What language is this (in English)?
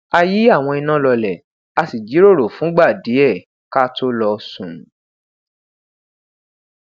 Yoruba